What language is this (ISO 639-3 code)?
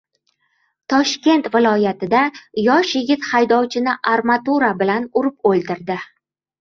uzb